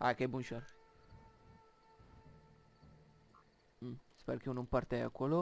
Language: Romanian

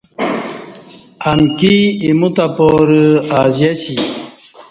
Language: Kati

